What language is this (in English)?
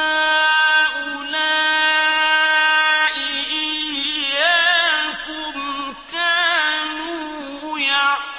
Arabic